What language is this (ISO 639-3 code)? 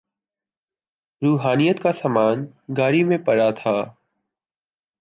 urd